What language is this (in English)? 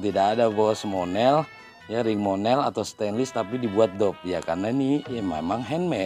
Indonesian